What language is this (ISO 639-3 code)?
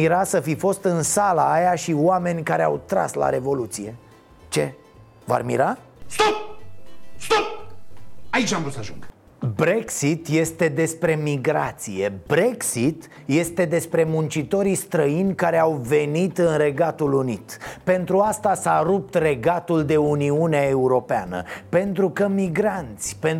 ron